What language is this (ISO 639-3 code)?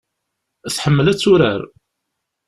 kab